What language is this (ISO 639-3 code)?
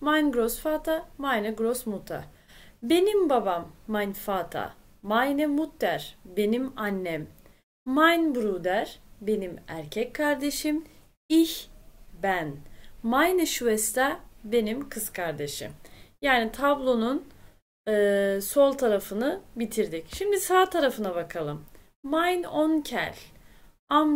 tur